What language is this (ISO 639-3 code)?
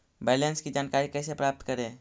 mag